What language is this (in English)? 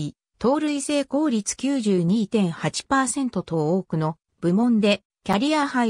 Japanese